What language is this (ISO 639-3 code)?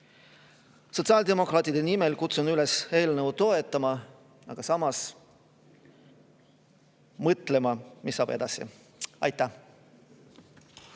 est